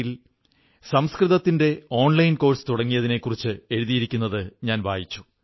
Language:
Malayalam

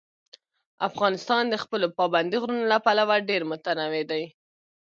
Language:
Pashto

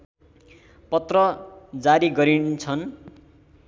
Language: Nepali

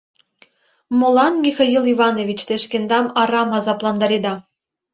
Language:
Mari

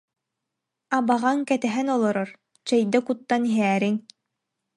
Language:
Yakut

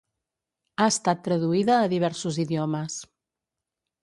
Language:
Catalan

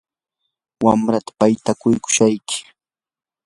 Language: Yanahuanca Pasco Quechua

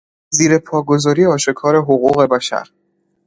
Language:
Persian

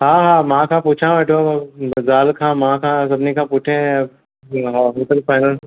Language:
Sindhi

